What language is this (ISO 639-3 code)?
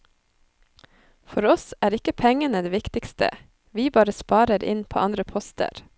nor